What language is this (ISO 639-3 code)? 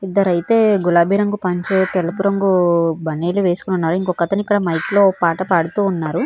tel